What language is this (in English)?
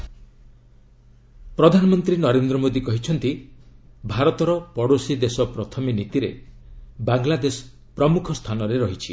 Odia